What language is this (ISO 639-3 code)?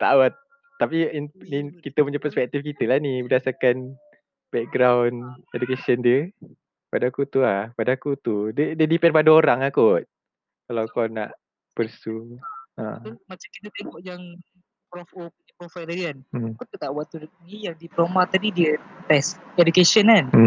msa